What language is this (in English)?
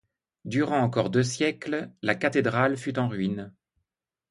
French